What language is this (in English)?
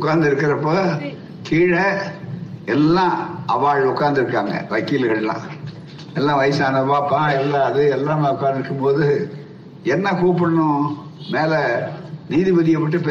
Tamil